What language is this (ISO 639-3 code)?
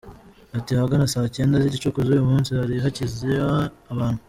kin